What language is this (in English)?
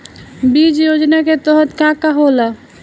Bhojpuri